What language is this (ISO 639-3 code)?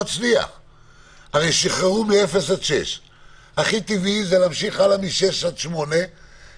heb